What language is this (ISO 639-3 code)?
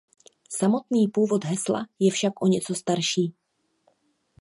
ces